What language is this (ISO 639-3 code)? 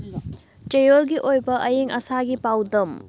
mni